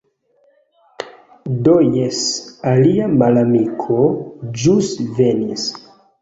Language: Esperanto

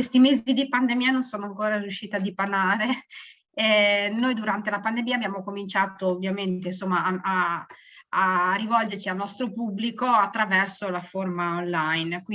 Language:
Italian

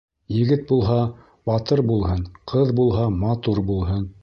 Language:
Bashkir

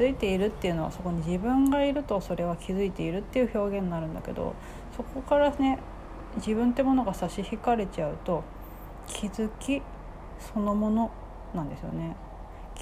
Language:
Japanese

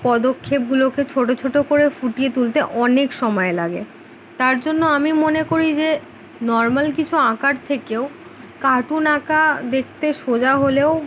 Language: Bangla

